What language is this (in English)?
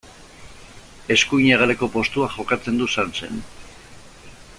Basque